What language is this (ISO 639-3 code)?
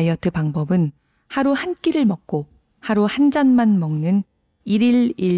kor